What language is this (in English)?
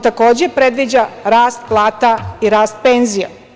Serbian